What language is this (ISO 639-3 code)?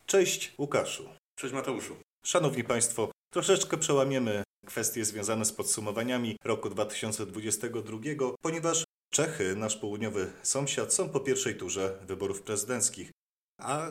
pol